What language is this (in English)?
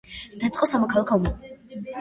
Georgian